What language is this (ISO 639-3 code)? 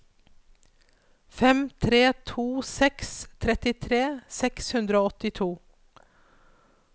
nor